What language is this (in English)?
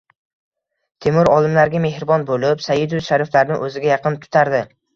Uzbek